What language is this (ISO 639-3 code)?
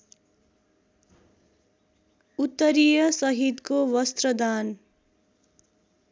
nep